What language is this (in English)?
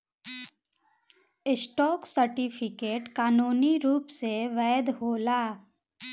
Bhojpuri